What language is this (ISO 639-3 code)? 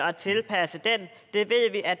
dan